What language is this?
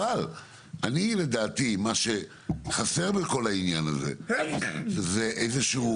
Hebrew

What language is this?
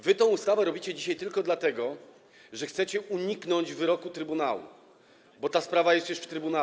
Polish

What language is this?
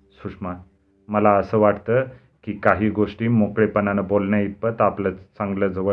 Marathi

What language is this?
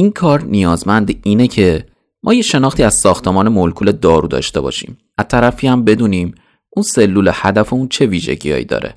Persian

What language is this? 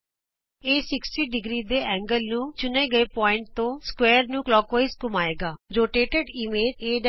Punjabi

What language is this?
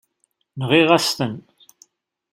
Kabyle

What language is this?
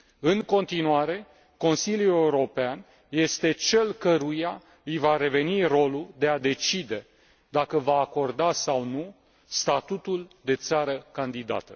Romanian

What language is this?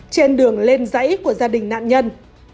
Vietnamese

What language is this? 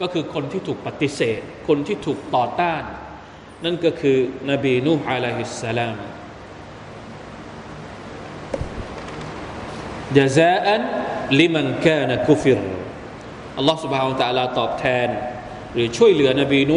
Thai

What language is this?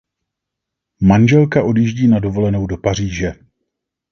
Czech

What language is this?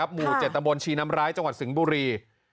Thai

